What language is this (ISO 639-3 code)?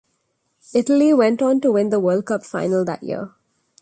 eng